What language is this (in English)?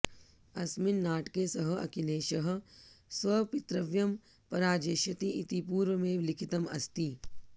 Sanskrit